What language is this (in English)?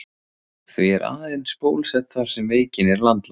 Icelandic